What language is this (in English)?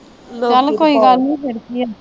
Punjabi